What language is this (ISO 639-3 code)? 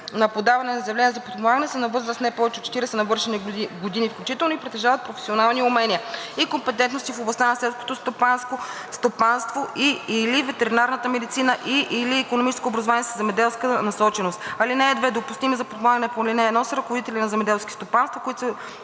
bul